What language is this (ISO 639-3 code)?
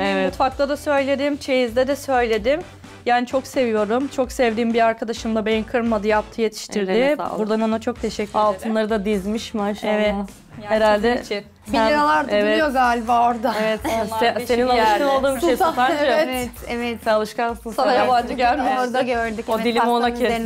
tur